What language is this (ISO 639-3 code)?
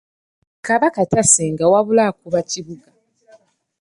lug